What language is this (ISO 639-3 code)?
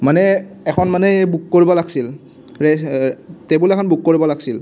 asm